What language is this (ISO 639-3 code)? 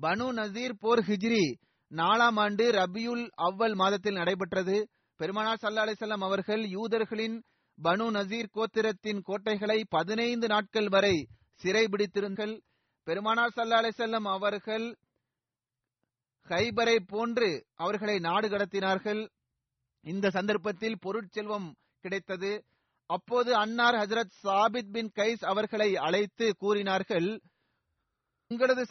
tam